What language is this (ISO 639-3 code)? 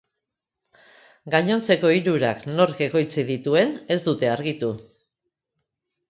eus